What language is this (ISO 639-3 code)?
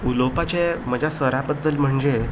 kok